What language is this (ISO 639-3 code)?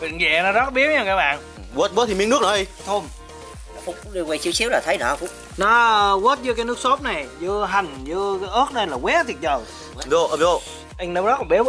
vie